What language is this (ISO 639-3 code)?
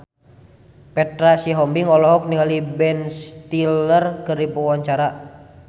sun